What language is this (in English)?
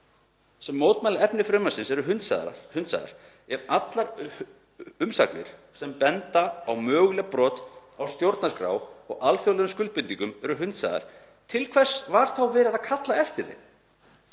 Icelandic